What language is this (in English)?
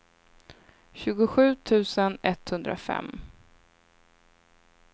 Swedish